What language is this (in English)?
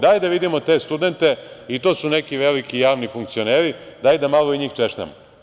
Serbian